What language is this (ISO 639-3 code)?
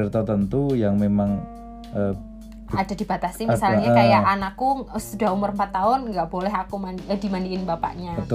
ind